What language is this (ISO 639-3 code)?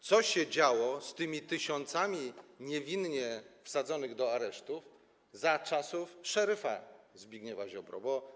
pol